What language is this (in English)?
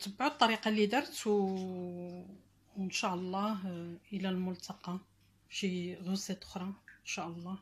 Arabic